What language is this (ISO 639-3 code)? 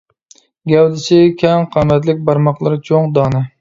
uig